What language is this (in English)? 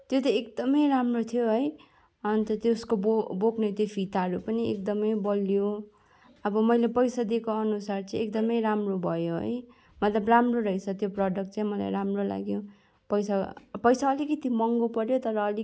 Nepali